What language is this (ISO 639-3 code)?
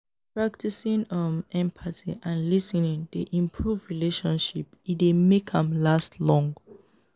pcm